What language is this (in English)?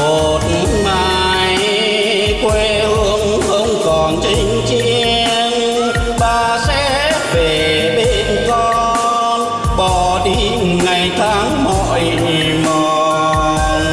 Vietnamese